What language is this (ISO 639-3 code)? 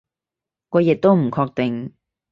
yue